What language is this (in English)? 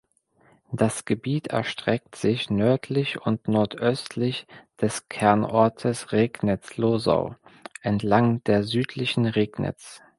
German